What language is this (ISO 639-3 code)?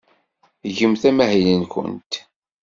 kab